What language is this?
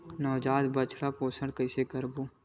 Chhattisgarhi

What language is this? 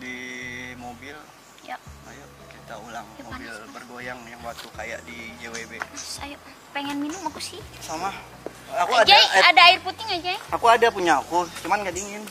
Indonesian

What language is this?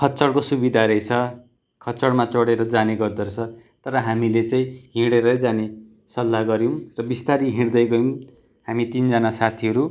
Nepali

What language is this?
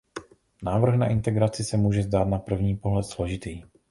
Czech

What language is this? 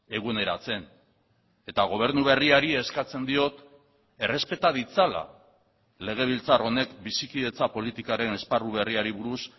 Basque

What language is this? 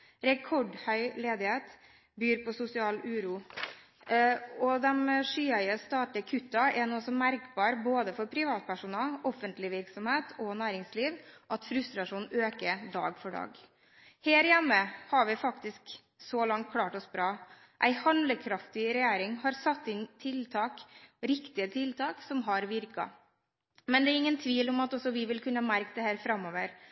Norwegian Bokmål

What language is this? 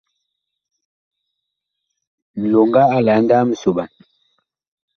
Bakoko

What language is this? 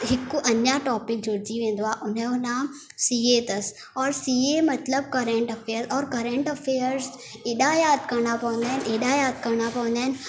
Sindhi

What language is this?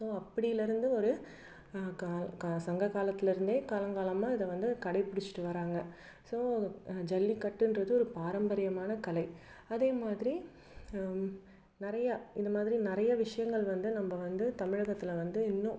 Tamil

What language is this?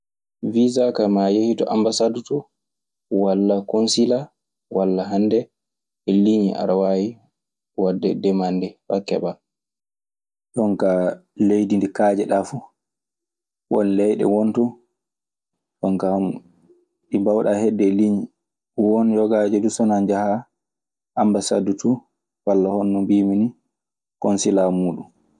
Maasina Fulfulde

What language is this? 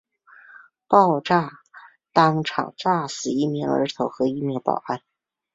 Chinese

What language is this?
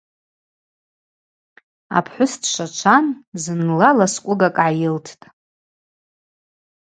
Abaza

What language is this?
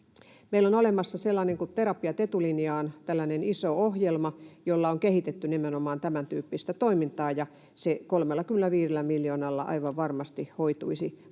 Finnish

